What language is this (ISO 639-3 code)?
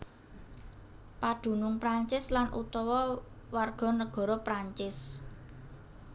jav